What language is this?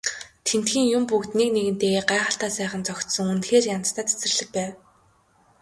Mongolian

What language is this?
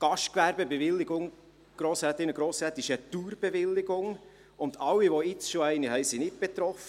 Swiss German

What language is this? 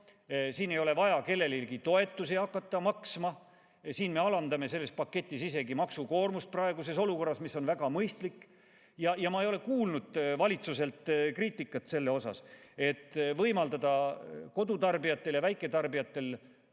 Estonian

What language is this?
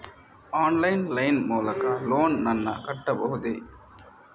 Kannada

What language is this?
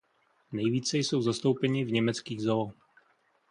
Czech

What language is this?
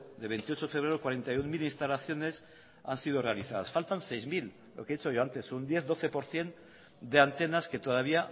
Spanish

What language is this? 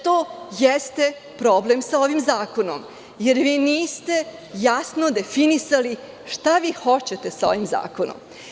Serbian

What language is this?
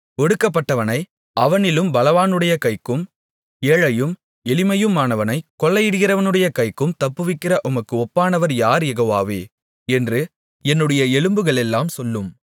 Tamil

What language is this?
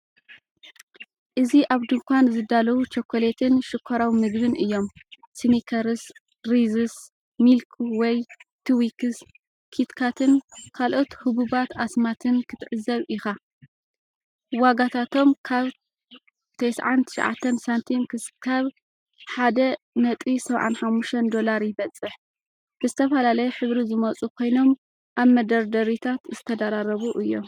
Tigrinya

